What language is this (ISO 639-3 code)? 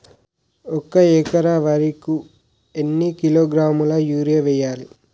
tel